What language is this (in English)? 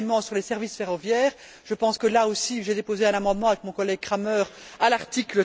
French